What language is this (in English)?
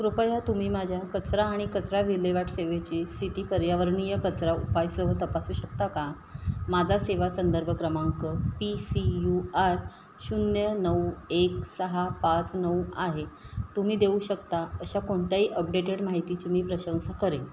Marathi